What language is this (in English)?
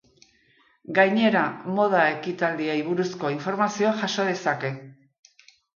Basque